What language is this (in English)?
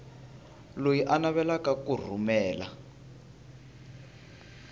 Tsonga